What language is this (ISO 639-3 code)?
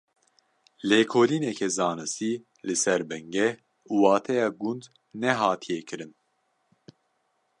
kur